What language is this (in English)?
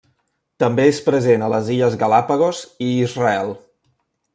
Catalan